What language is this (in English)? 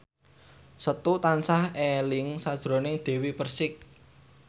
Javanese